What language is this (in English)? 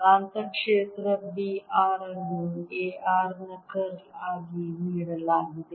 Kannada